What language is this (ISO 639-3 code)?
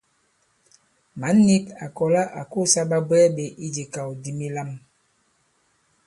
abb